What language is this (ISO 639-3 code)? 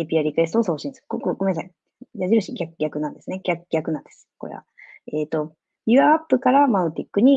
jpn